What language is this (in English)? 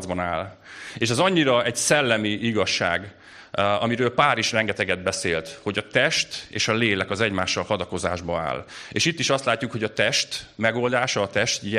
Hungarian